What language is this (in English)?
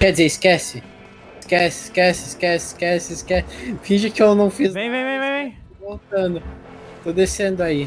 Portuguese